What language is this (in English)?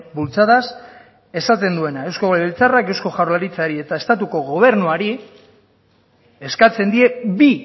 Basque